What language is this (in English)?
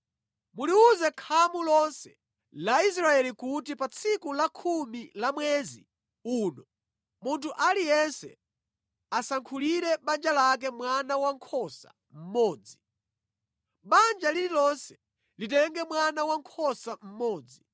Nyanja